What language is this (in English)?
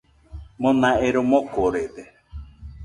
Nüpode Huitoto